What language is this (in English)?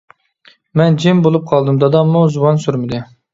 Uyghur